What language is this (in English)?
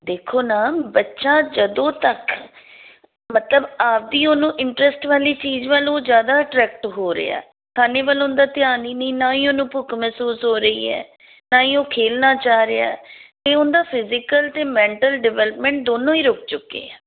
Punjabi